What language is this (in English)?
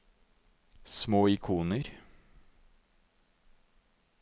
Norwegian